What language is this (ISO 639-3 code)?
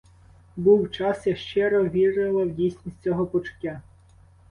ukr